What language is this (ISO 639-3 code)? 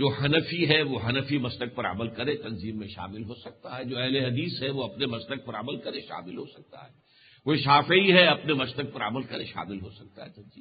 urd